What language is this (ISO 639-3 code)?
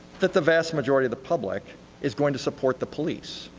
eng